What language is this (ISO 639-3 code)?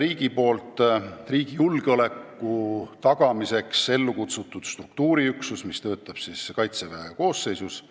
est